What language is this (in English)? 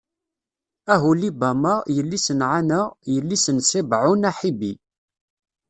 Kabyle